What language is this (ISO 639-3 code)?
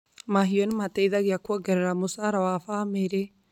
kik